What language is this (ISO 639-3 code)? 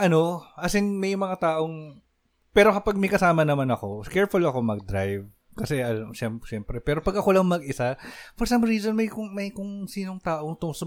fil